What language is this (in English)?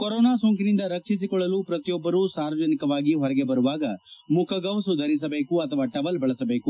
Kannada